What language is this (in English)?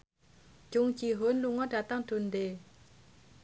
Javanese